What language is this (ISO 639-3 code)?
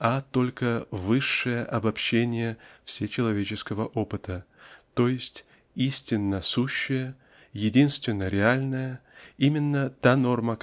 rus